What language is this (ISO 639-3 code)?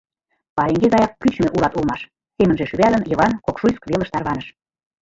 chm